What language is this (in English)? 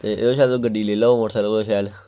Dogri